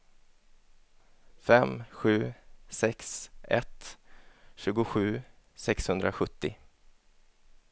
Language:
Swedish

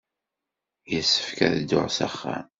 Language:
Kabyle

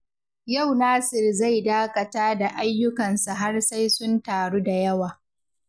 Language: Hausa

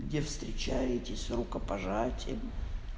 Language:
Russian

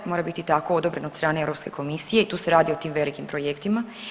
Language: Croatian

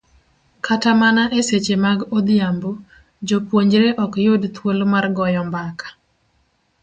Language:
Luo (Kenya and Tanzania)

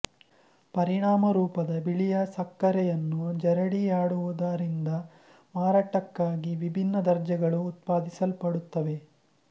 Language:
Kannada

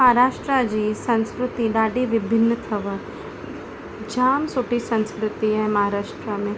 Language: Sindhi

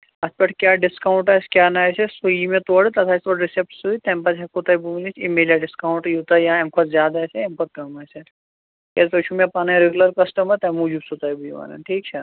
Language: Kashmiri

